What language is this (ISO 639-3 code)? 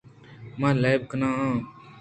bgp